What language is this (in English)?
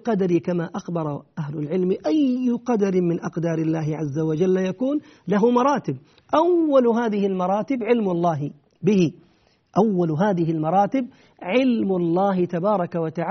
Arabic